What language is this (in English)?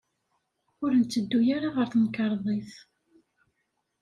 Kabyle